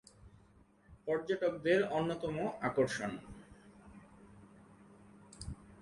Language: Bangla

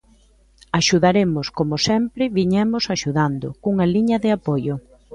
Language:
Galician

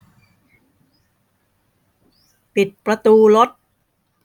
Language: Thai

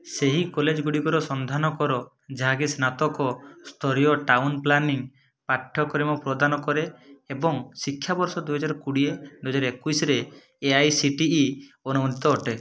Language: Odia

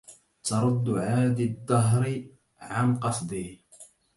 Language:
Arabic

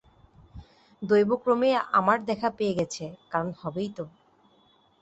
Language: Bangla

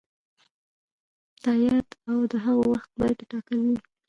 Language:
Pashto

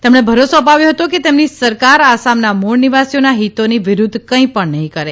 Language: Gujarati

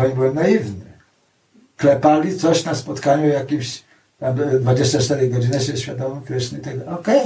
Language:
Polish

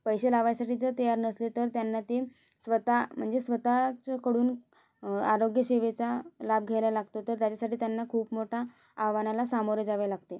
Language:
Marathi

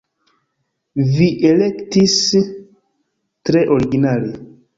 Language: Esperanto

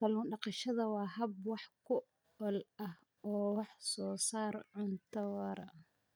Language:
Somali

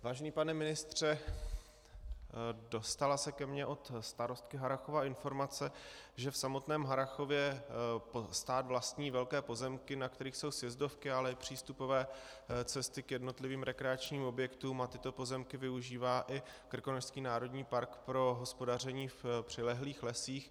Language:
Czech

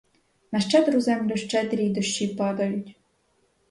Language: Ukrainian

